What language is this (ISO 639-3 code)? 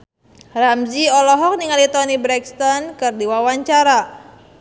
sun